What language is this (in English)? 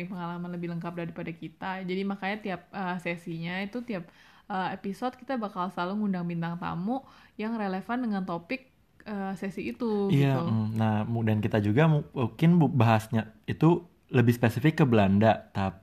Indonesian